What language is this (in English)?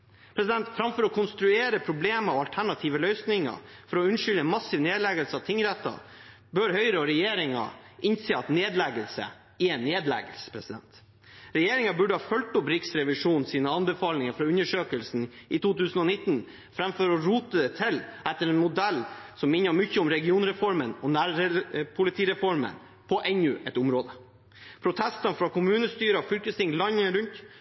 Norwegian Bokmål